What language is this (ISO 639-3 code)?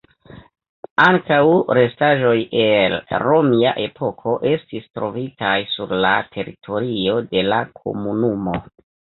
epo